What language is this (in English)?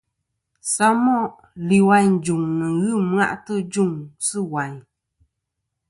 Kom